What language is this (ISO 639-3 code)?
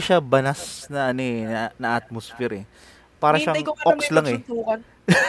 fil